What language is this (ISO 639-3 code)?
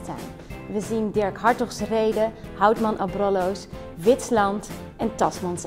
nld